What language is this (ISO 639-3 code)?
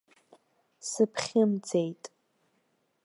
abk